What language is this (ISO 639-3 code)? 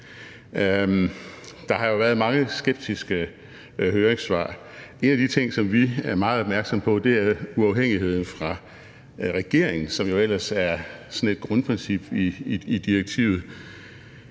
dan